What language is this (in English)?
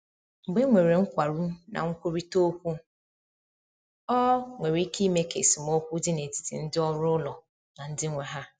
Igbo